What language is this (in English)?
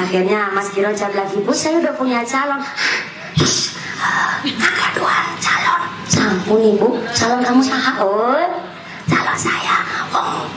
Indonesian